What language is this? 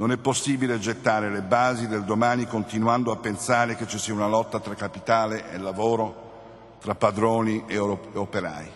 Italian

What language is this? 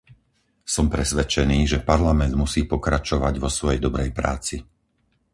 Slovak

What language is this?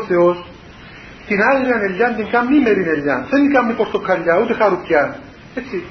Greek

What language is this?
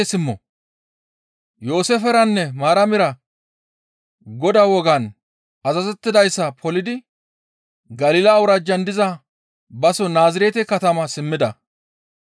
Gamo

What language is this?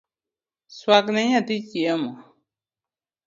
Luo (Kenya and Tanzania)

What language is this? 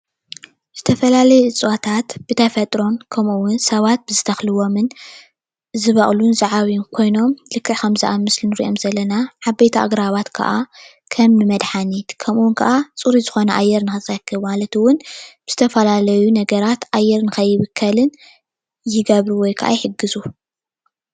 Tigrinya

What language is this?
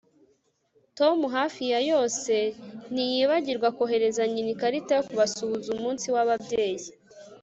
Kinyarwanda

